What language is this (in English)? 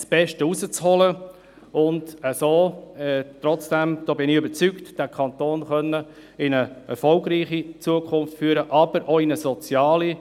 Swiss German